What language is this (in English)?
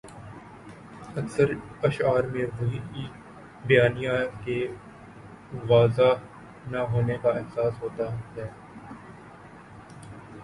Urdu